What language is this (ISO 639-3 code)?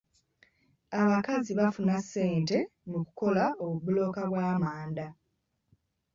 lug